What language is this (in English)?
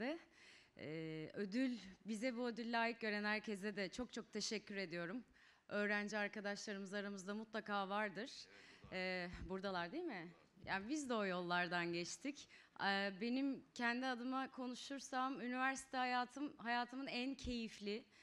Turkish